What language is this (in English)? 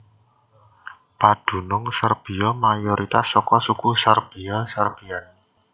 Javanese